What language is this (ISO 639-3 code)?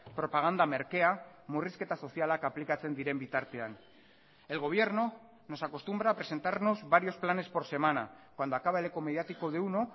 spa